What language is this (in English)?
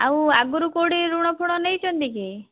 Odia